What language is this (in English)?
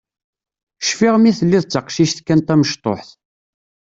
Kabyle